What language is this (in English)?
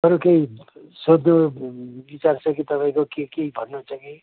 Nepali